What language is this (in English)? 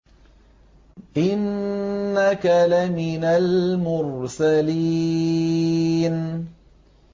Arabic